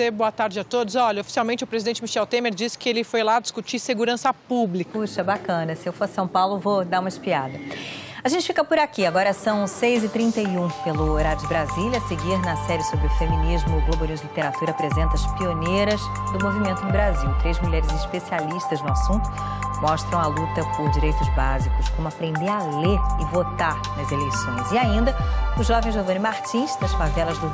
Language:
Portuguese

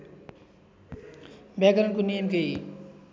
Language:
Nepali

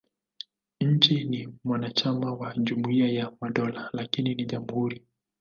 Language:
Swahili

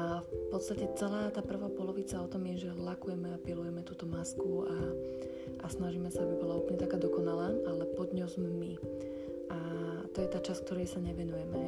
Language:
Slovak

